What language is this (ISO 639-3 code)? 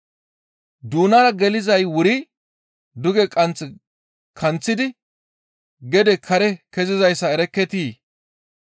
gmv